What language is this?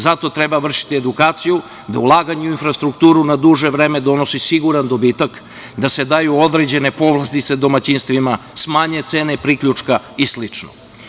Serbian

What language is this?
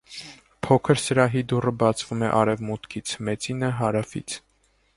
Armenian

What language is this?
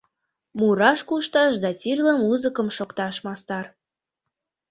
Mari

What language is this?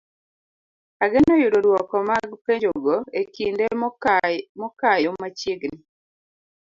Luo (Kenya and Tanzania)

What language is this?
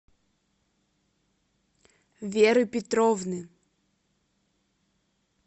Russian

